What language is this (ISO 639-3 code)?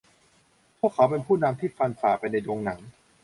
tha